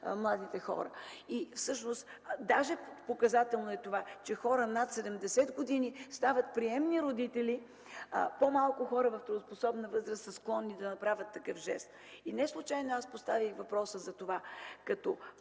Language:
Bulgarian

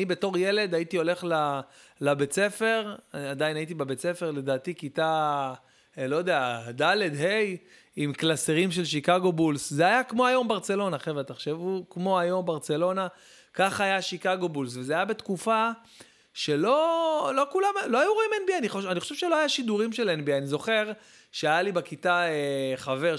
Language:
Hebrew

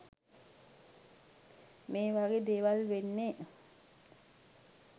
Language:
Sinhala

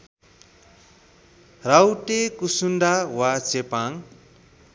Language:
Nepali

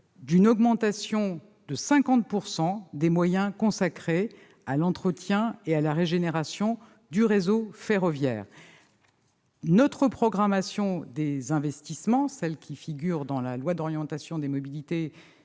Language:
French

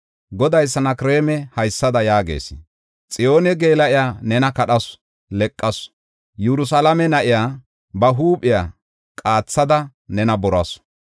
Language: Gofa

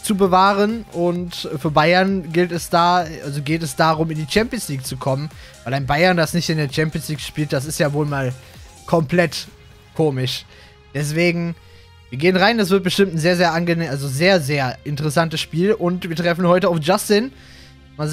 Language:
German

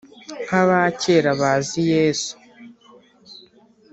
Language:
Kinyarwanda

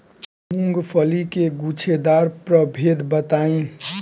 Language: Bhojpuri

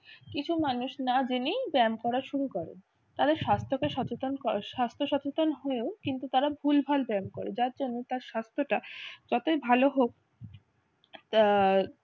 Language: Bangla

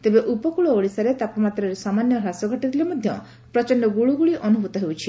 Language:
Odia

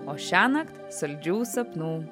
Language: Lithuanian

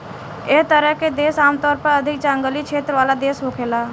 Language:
Bhojpuri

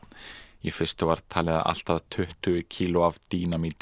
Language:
Icelandic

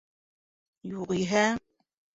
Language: Bashkir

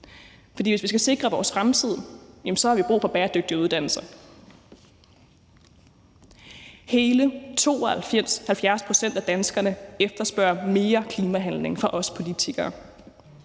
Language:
Danish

